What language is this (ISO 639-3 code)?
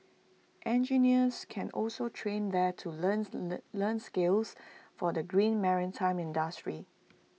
eng